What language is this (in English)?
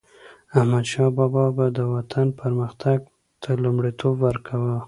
Pashto